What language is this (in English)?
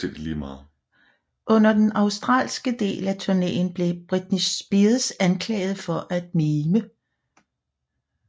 Danish